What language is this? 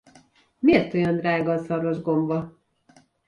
Hungarian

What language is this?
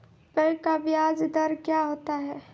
Maithili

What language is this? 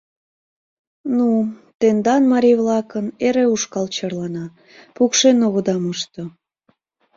Mari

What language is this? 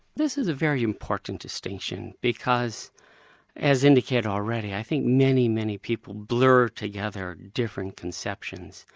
English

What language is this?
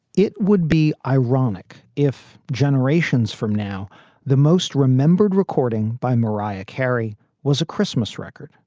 English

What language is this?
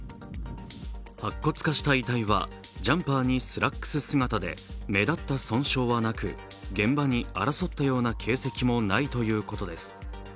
Japanese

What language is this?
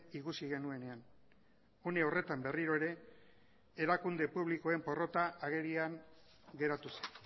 Basque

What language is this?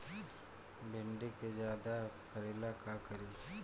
Bhojpuri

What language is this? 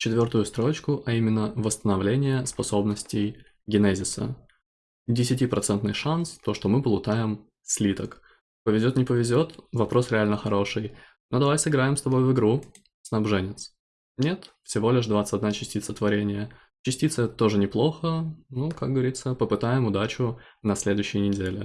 Russian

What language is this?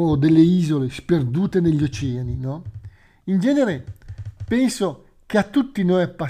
Italian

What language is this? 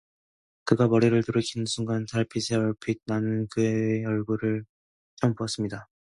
Korean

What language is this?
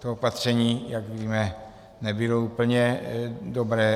Czech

